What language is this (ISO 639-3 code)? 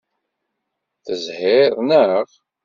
kab